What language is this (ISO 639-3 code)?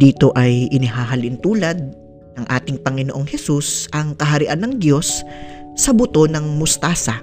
fil